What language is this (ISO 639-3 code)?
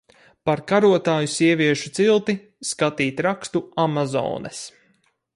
lav